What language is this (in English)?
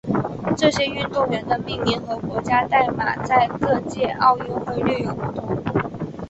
Chinese